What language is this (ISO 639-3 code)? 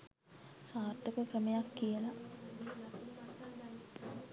sin